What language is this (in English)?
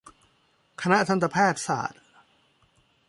Thai